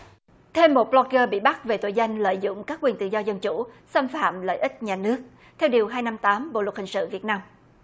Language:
Vietnamese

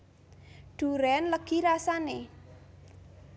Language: Javanese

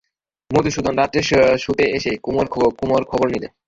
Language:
Bangla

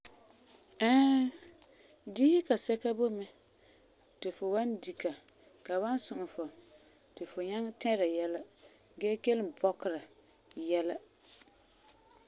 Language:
Frafra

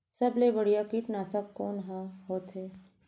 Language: Chhattisgarhi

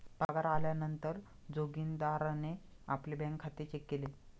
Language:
Marathi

